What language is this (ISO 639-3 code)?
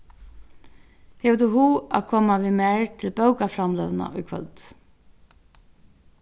fao